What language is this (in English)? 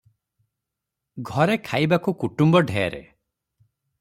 Odia